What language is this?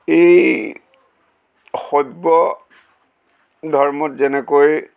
Assamese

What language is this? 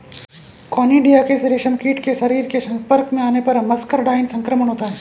Hindi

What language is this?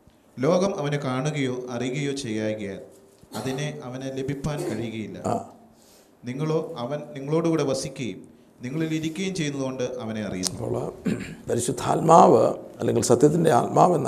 Malayalam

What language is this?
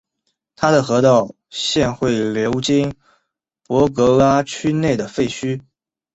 Chinese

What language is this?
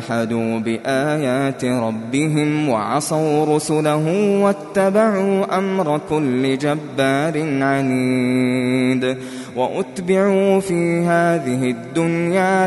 Arabic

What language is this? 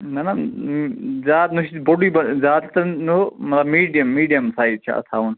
Kashmiri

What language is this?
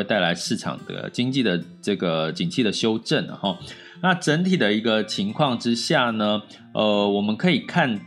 Chinese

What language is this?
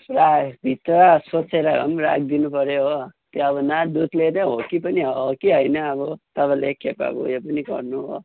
Nepali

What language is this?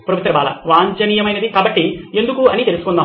Telugu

